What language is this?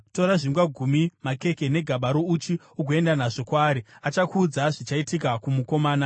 Shona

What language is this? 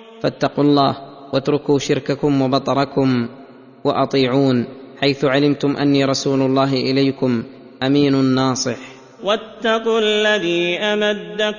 Arabic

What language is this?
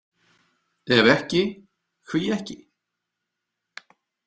Icelandic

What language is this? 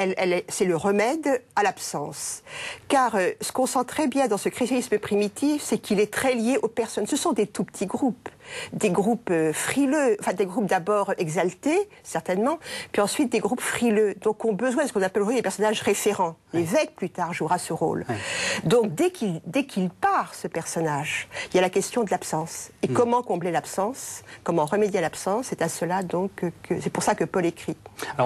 French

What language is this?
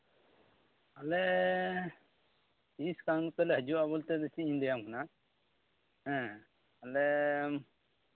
Santali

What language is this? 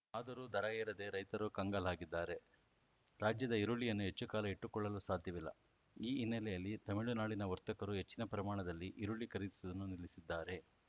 Kannada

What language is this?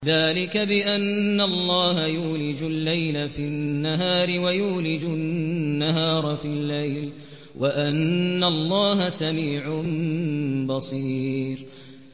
Arabic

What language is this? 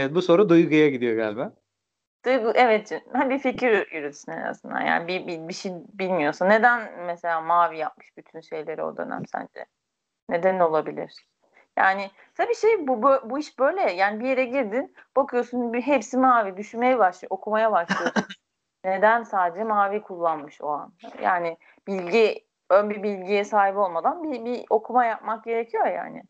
Turkish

